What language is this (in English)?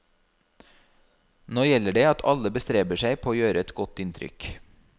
Norwegian